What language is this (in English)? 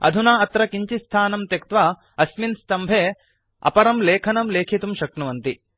Sanskrit